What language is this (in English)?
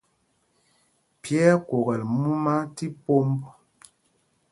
Mpumpong